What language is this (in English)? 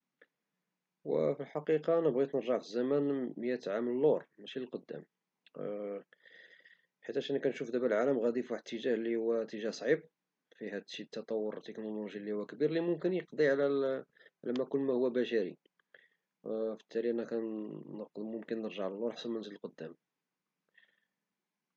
Moroccan Arabic